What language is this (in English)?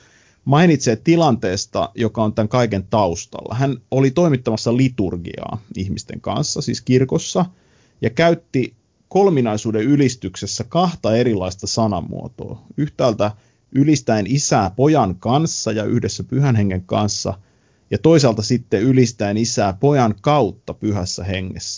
Finnish